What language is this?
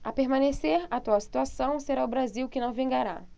Portuguese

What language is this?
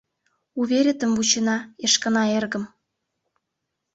Mari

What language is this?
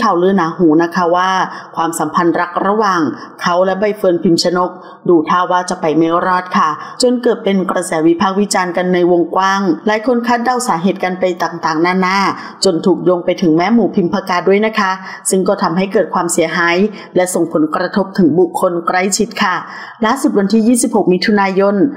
Thai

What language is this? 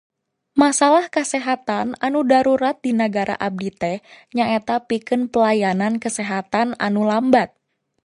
Sundanese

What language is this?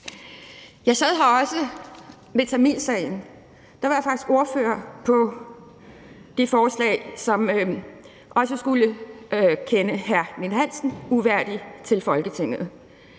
Danish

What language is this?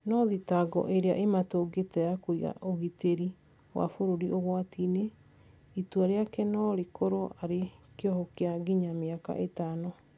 Kikuyu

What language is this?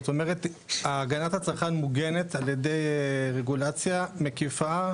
Hebrew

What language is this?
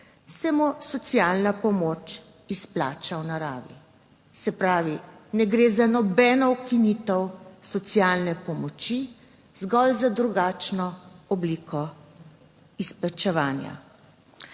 Slovenian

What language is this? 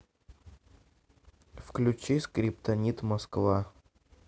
Russian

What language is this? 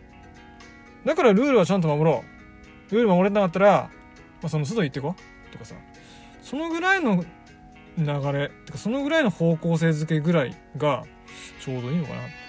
Japanese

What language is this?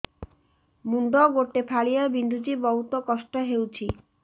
Odia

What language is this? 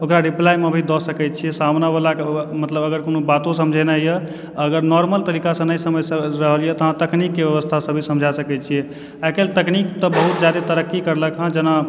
Maithili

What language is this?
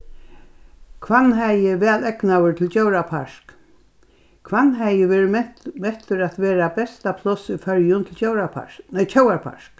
Faroese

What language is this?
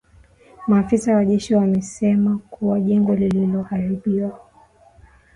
Swahili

